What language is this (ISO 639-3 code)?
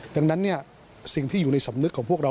tha